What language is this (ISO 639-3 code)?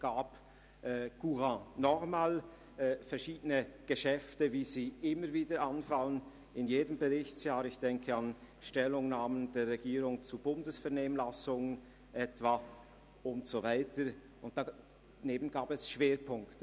gsw